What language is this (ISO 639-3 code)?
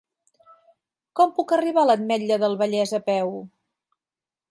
cat